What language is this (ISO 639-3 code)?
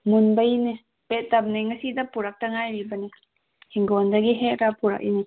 mni